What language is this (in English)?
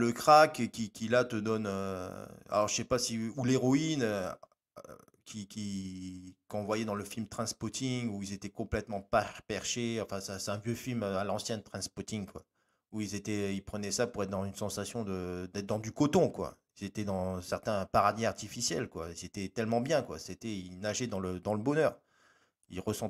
French